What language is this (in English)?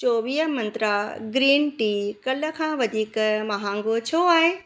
Sindhi